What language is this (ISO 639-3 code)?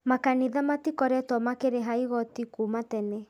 kik